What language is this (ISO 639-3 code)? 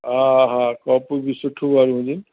snd